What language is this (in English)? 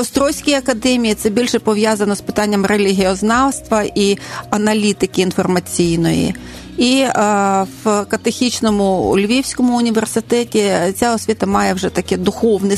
Ukrainian